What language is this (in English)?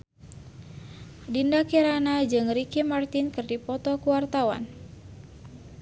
Sundanese